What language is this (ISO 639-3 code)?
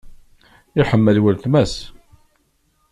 kab